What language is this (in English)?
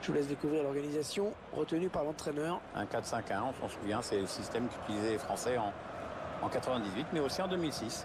French